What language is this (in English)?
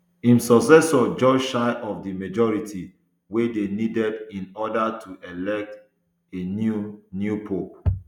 Nigerian Pidgin